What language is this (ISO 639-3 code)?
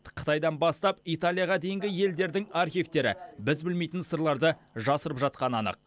kaz